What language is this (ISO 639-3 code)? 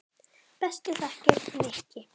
isl